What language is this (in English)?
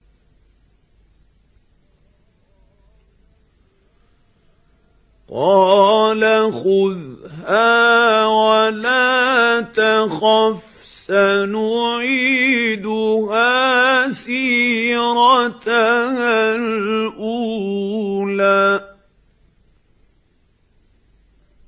Arabic